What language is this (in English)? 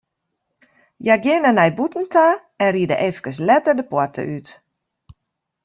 Western Frisian